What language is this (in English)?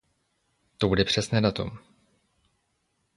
Czech